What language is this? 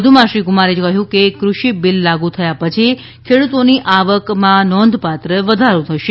Gujarati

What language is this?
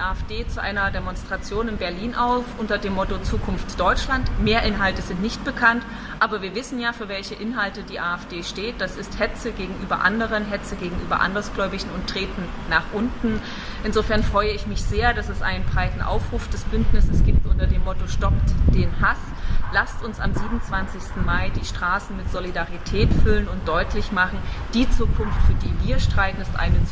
German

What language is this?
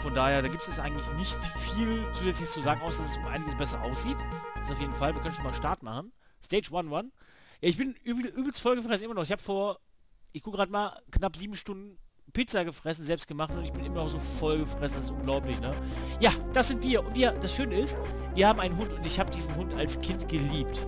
German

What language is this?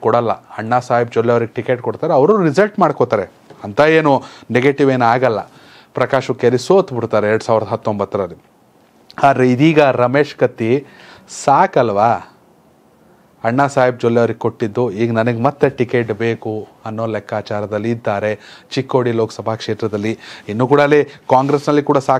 Kannada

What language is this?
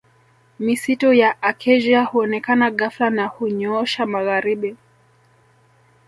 Swahili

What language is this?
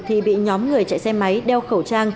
Vietnamese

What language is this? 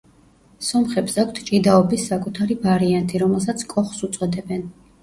Georgian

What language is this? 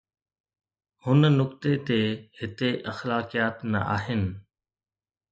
Sindhi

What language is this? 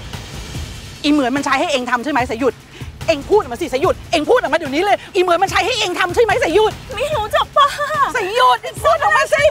Thai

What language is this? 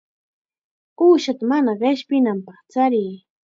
Chiquián Ancash Quechua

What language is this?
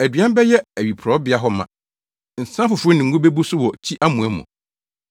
Akan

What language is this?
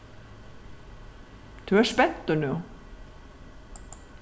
Faroese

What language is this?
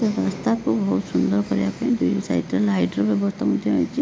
Odia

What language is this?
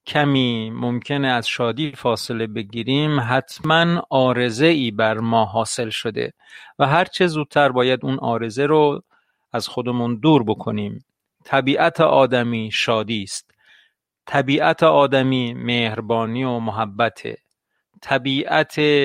Persian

